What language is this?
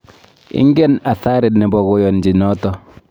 Kalenjin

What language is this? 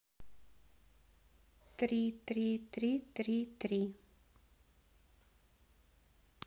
Russian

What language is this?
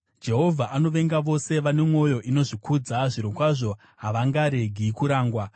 Shona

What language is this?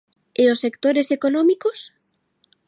Galician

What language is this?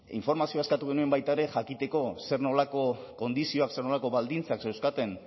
Basque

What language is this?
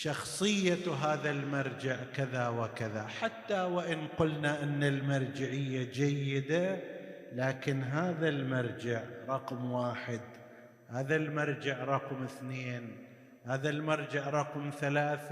Arabic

